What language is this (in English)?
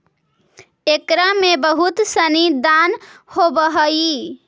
Magahi